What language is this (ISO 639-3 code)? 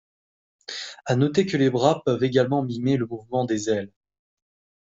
fra